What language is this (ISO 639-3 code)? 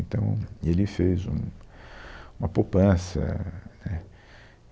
por